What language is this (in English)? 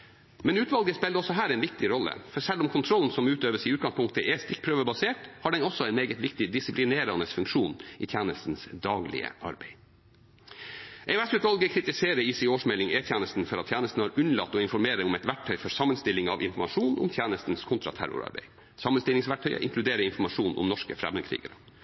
Norwegian Bokmål